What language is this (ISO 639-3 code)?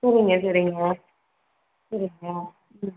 tam